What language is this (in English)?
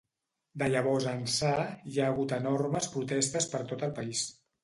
Catalan